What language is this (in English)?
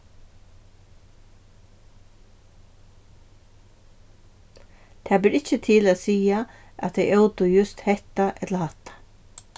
Faroese